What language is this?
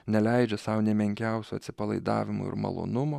Lithuanian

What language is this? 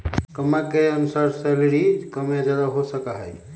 Magahi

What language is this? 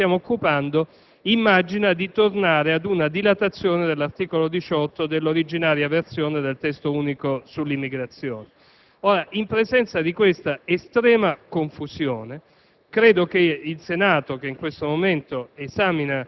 Italian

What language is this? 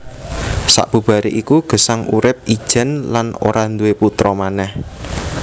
Javanese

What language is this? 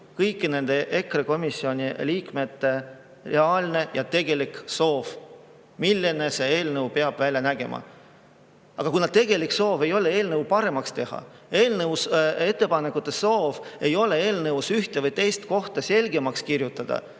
Estonian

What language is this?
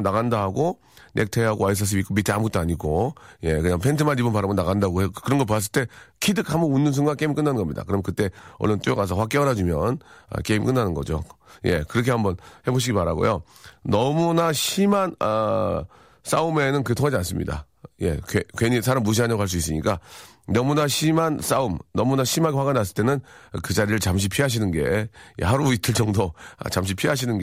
Korean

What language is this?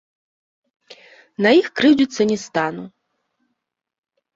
Belarusian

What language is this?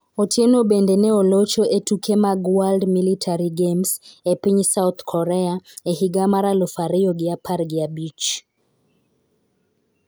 Luo (Kenya and Tanzania)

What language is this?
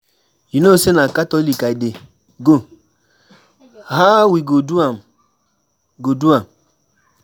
Nigerian Pidgin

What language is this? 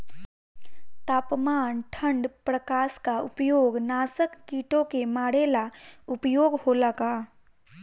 Bhojpuri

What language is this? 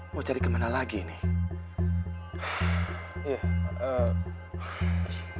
Indonesian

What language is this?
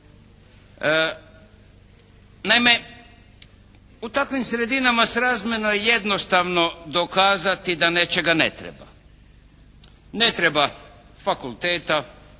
Croatian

